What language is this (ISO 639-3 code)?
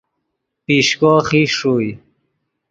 ydg